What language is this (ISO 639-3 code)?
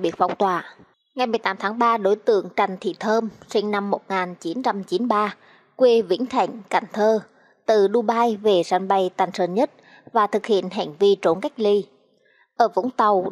vie